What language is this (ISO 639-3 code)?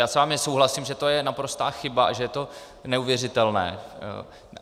ces